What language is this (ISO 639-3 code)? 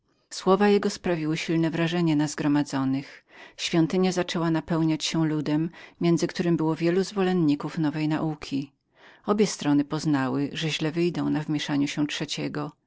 pol